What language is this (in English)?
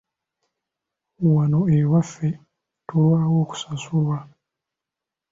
Ganda